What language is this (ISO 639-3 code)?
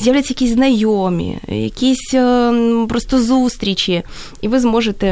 ukr